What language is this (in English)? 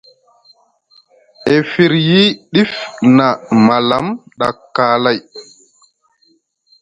Musgu